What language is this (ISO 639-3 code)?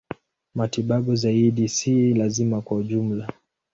swa